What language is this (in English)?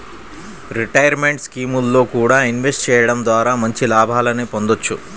Telugu